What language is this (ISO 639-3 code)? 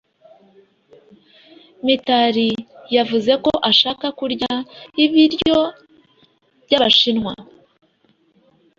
kin